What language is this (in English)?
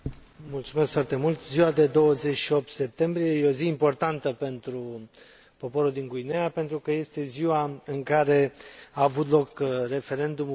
Romanian